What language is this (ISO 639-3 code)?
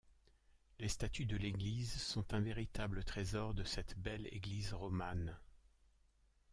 fra